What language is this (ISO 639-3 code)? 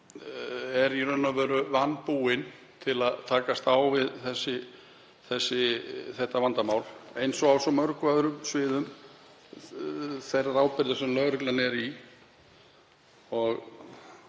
isl